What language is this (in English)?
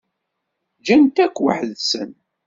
Kabyle